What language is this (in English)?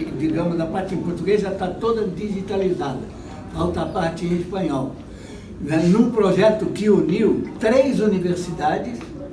Portuguese